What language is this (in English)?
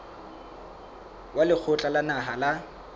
Southern Sotho